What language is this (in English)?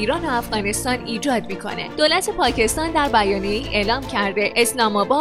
Persian